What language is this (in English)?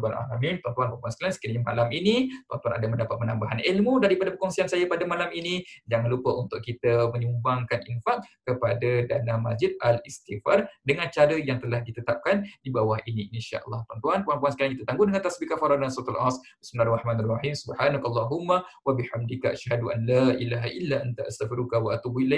Malay